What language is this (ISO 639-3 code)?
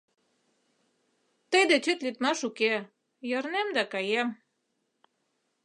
chm